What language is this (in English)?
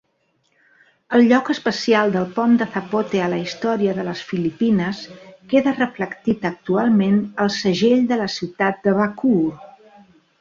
Catalan